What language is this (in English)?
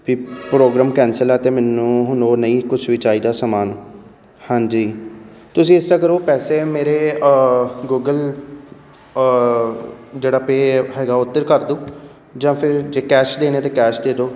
Punjabi